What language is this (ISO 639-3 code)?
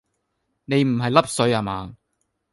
yue